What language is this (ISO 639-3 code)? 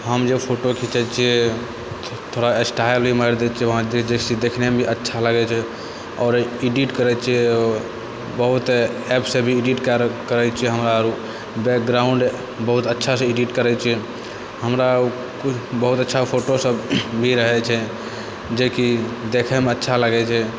mai